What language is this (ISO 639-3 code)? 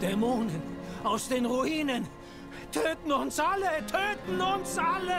deu